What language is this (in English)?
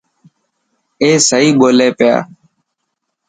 Dhatki